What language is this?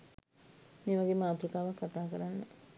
Sinhala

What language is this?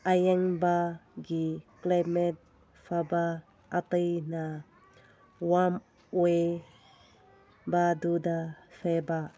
Manipuri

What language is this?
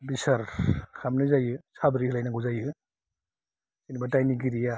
Bodo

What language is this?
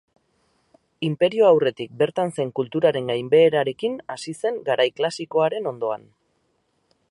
Basque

